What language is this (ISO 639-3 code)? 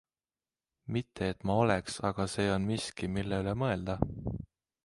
est